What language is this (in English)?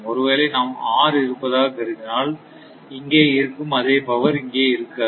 Tamil